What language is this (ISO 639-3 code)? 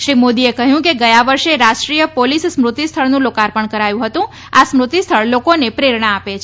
guj